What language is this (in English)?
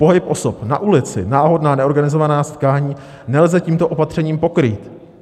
Czech